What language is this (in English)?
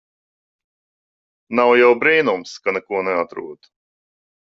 Latvian